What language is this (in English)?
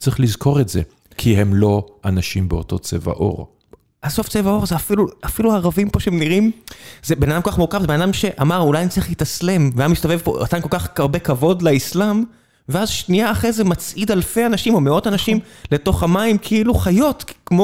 Hebrew